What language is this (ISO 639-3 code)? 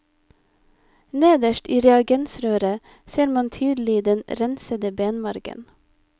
nor